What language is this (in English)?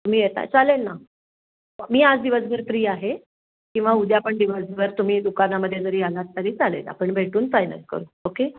Marathi